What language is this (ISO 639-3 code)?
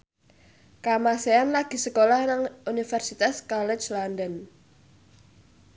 jav